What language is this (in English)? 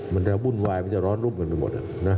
Thai